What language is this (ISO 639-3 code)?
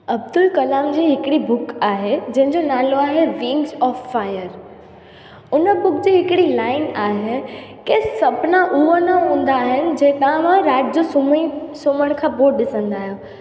snd